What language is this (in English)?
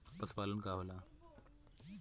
Bhojpuri